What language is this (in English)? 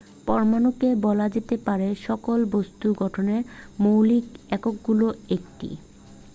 Bangla